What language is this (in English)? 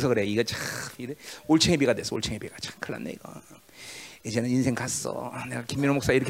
Korean